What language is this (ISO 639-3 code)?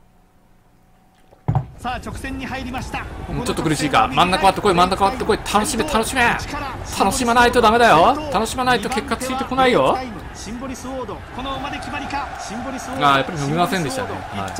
jpn